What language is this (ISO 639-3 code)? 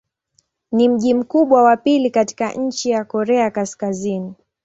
swa